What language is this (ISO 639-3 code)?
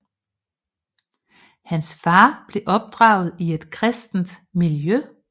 dan